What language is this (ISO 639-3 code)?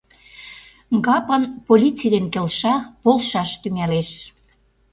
chm